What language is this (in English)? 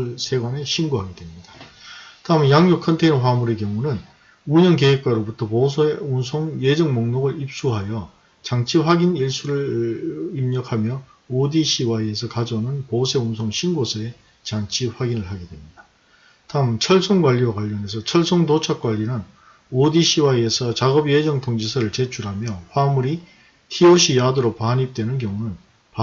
Korean